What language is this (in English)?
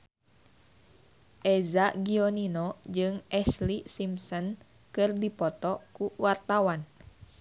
Sundanese